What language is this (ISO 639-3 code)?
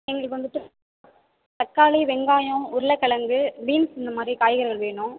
tam